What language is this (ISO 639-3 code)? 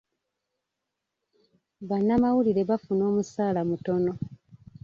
lug